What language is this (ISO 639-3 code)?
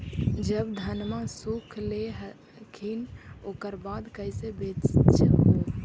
mag